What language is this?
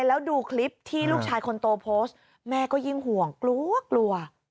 Thai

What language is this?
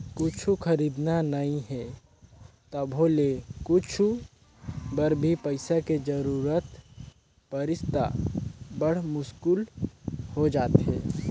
Chhattisgarhi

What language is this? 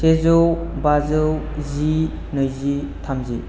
Bodo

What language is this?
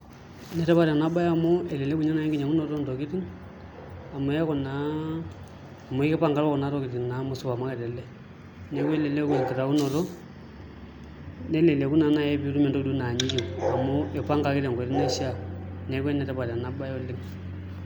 Masai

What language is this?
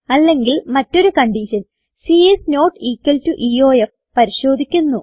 Malayalam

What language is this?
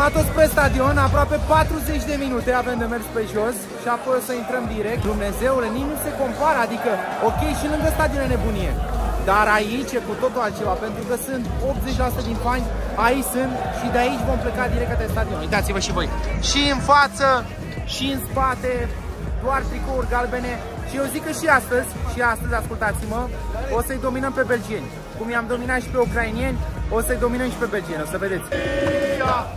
Romanian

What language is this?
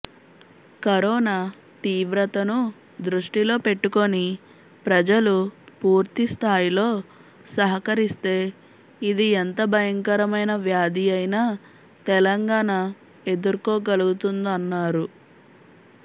Telugu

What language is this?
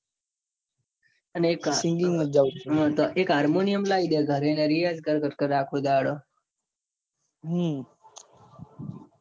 Gujarati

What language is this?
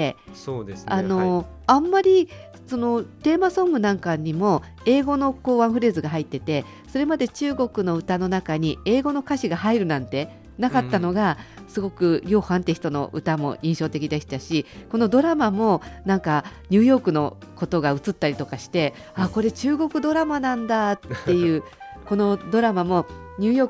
Japanese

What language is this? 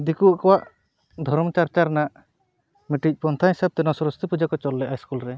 Santali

